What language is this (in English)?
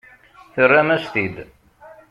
Kabyle